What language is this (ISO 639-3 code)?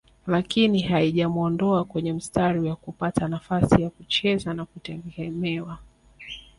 swa